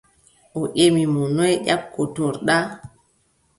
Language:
Adamawa Fulfulde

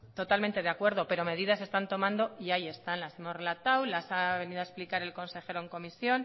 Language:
Spanish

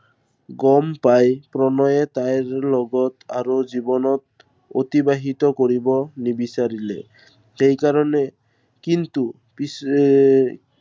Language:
Assamese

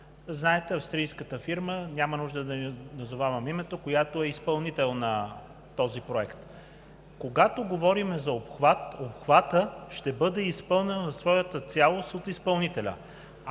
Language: Bulgarian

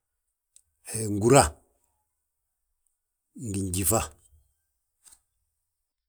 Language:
Balanta-Ganja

